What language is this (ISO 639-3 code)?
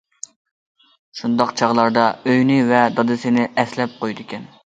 uig